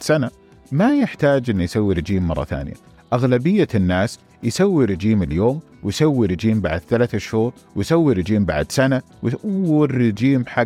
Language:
Arabic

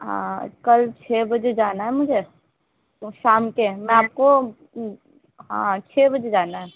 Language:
Urdu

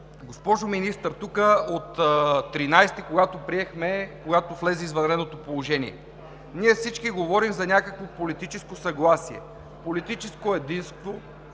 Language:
Bulgarian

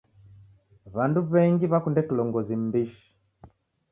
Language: Taita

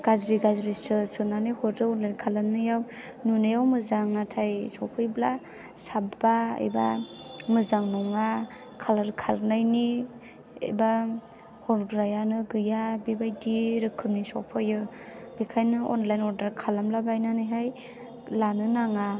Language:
Bodo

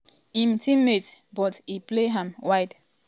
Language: Nigerian Pidgin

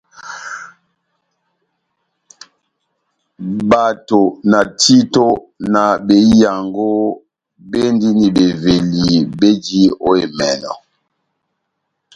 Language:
Batanga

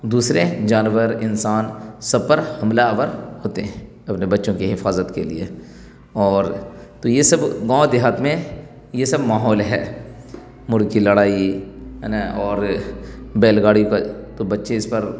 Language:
Urdu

